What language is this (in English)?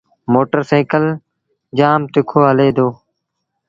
Sindhi Bhil